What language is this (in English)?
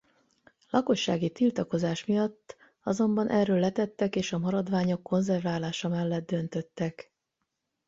Hungarian